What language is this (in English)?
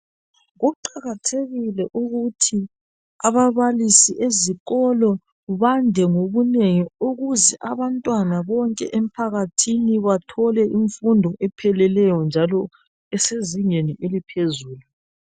North Ndebele